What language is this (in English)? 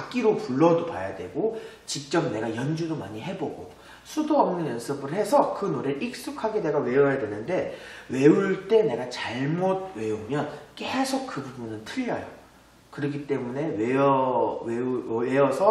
Korean